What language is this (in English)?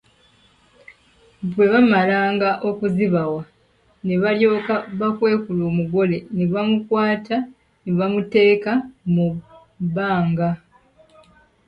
Ganda